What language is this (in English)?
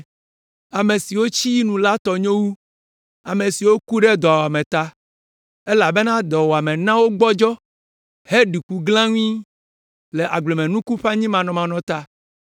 Ewe